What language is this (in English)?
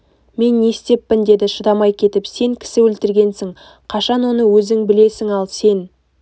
Kazakh